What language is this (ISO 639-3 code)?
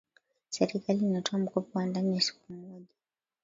swa